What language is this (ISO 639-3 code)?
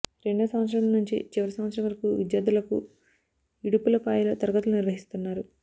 tel